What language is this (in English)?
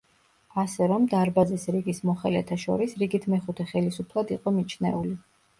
Georgian